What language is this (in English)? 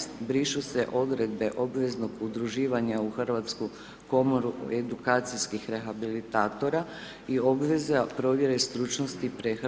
Croatian